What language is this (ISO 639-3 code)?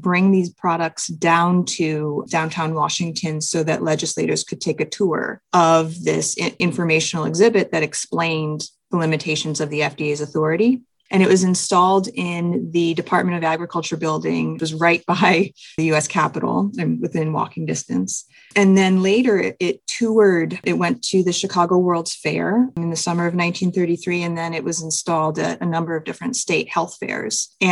eng